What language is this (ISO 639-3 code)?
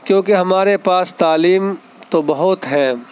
urd